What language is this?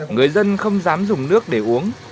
Vietnamese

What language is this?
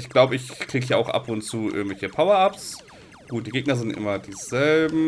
German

